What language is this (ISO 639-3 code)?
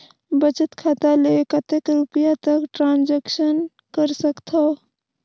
hne